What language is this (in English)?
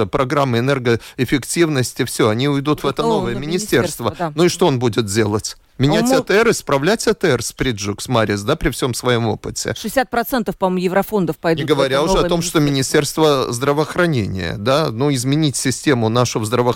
Russian